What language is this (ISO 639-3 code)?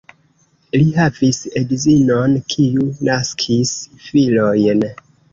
epo